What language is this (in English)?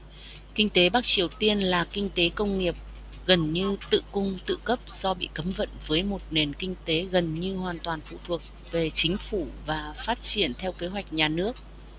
Vietnamese